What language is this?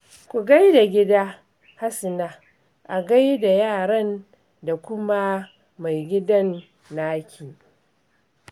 Hausa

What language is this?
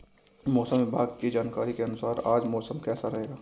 Hindi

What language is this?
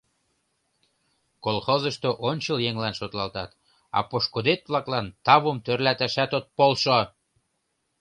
Mari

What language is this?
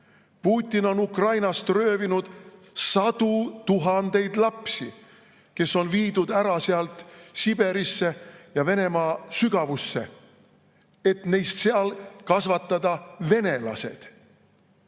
Estonian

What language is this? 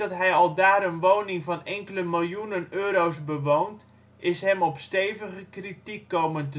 Dutch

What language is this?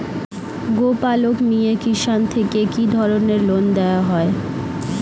Bangla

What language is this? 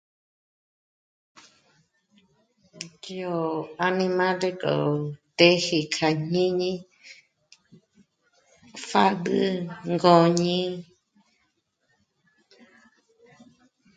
Michoacán Mazahua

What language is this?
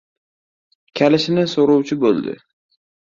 Uzbek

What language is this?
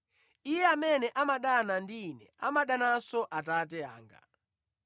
Nyanja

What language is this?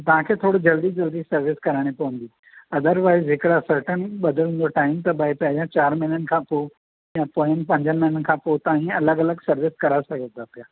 Sindhi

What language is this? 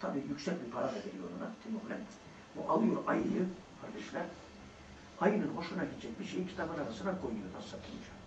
Turkish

